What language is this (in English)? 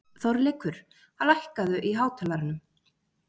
Icelandic